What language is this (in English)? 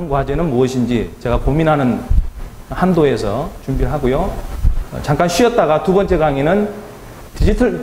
Korean